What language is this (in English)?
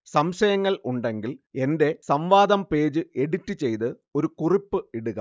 Malayalam